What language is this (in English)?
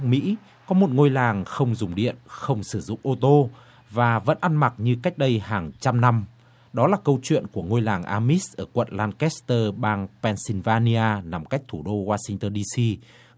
Vietnamese